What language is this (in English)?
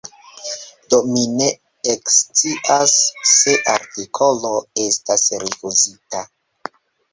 Esperanto